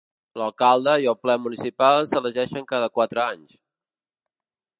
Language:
Catalan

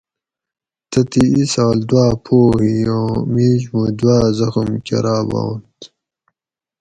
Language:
Gawri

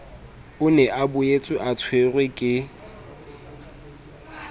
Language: Southern Sotho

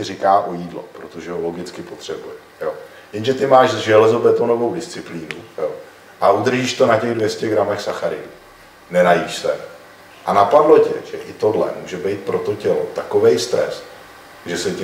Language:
Czech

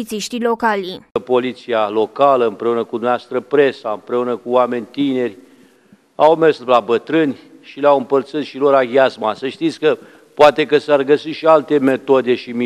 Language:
Romanian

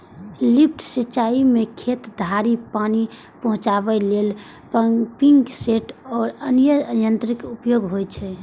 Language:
Maithili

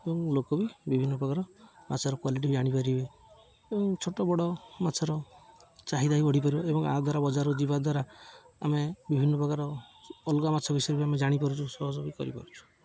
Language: Odia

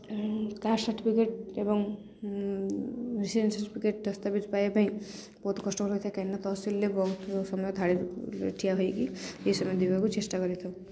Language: Odia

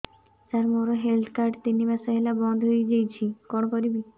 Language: Odia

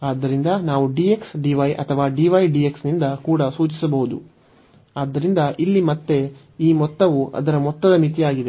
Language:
Kannada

